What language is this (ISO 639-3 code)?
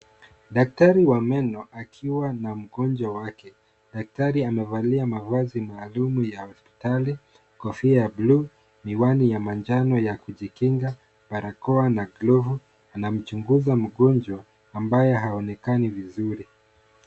swa